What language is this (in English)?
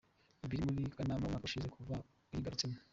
Kinyarwanda